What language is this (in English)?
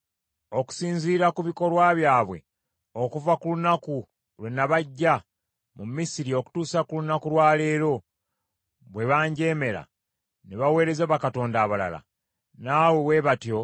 Ganda